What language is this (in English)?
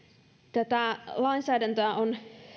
Finnish